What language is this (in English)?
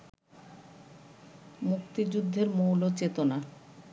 Bangla